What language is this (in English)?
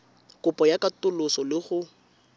Tswana